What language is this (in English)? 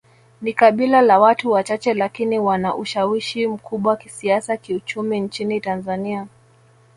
Swahili